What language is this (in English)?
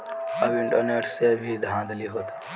Bhojpuri